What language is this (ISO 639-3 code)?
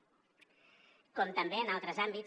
cat